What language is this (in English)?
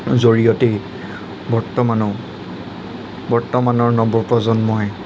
Assamese